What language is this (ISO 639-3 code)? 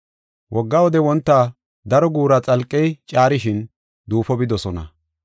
gof